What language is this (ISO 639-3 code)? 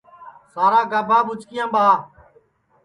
ssi